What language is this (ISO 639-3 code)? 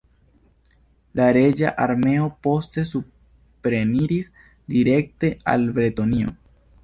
epo